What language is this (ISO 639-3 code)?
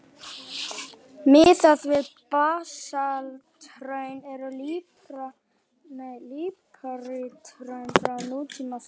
isl